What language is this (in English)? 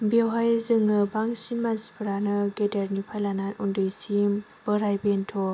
Bodo